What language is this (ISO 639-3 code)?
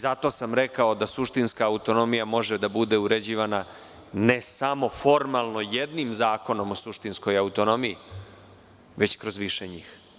srp